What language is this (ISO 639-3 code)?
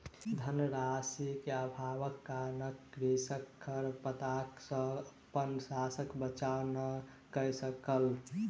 mai